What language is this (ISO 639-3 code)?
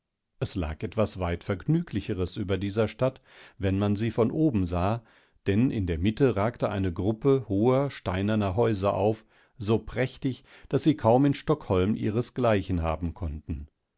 deu